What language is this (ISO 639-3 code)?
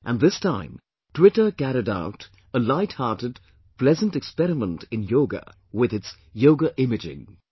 eng